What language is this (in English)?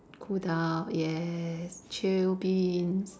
English